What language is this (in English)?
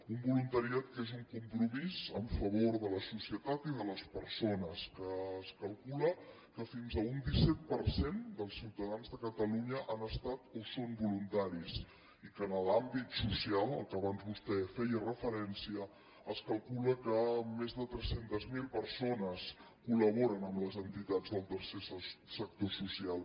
Catalan